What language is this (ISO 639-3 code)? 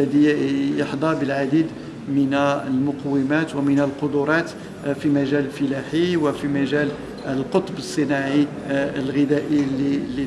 ara